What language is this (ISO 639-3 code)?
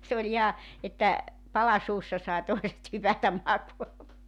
fin